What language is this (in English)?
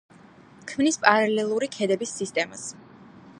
Georgian